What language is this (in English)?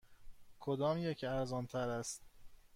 Persian